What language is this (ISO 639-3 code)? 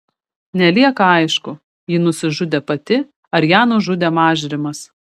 lit